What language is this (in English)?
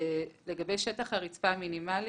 Hebrew